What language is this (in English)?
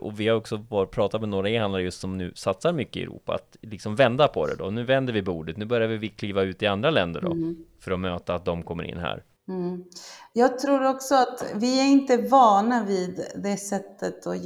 Swedish